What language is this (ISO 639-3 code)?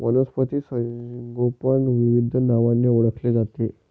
mar